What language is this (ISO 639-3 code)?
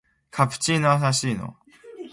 fue